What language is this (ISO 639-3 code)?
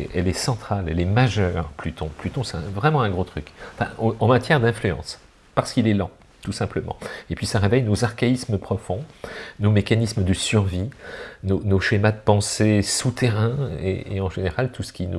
fra